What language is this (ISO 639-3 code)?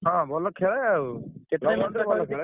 ori